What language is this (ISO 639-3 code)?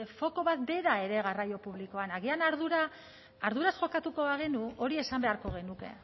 eus